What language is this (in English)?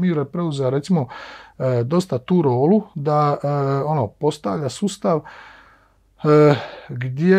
Croatian